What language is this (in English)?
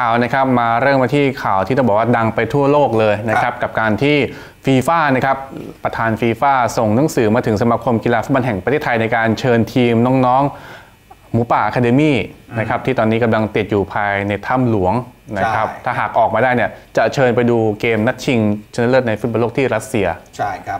Thai